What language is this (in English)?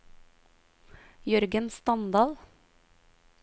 Norwegian